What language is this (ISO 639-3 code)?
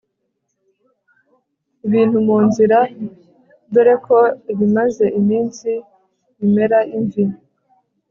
kin